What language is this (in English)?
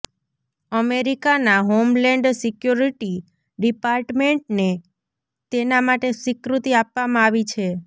Gujarati